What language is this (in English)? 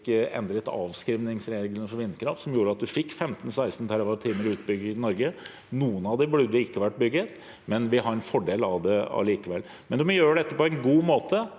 Norwegian